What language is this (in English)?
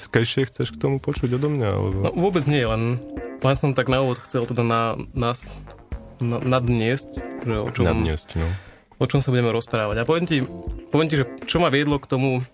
Slovak